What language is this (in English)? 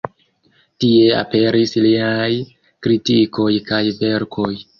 Esperanto